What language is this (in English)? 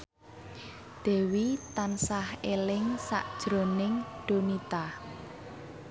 Javanese